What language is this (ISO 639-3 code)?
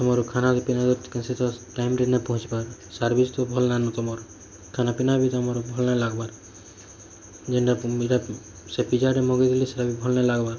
ori